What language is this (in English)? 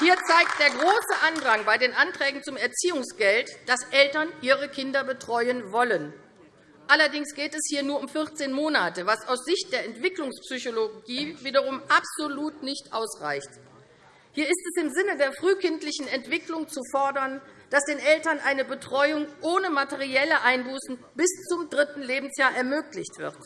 German